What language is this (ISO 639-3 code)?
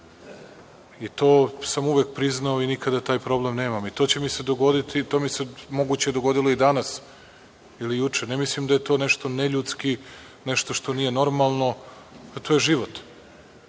srp